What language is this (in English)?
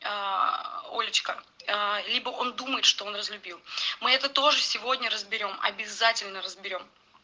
Russian